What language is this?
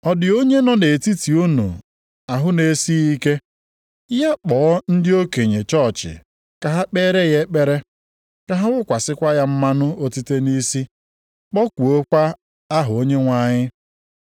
Igbo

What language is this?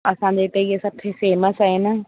Sindhi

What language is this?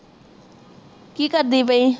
Punjabi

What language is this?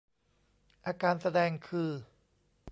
Thai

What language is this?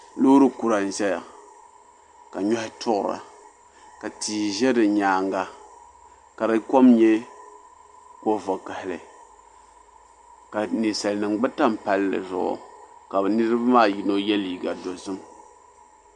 Dagbani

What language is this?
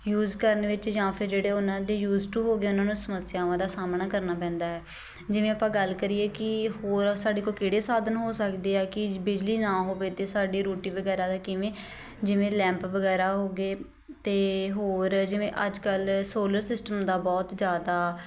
Punjabi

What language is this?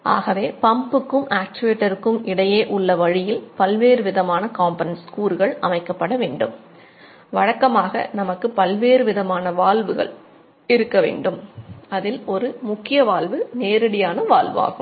Tamil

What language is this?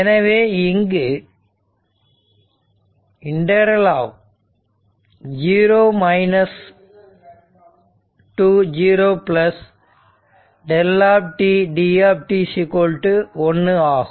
Tamil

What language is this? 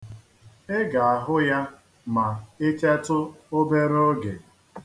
Igbo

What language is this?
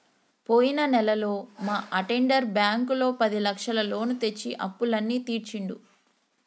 Telugu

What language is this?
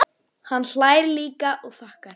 Icelandic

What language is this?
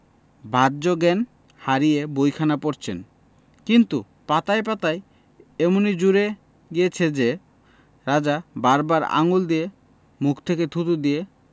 Bangla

